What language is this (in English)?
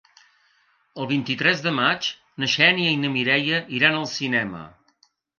Catalan